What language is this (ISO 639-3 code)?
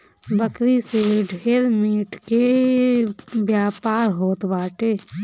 bho